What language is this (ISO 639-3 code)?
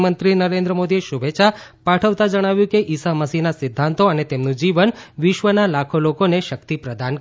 guj